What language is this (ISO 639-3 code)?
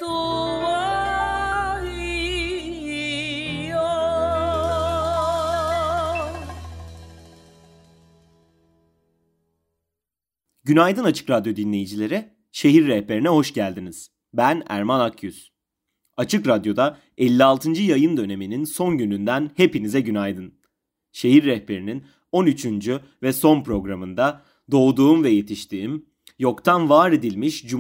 tur